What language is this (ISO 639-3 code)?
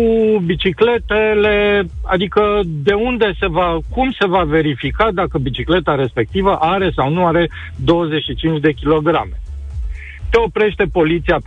ron